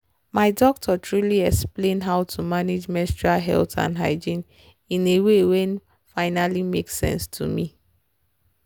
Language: Nigerian Pidgin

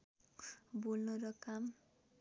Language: Nepali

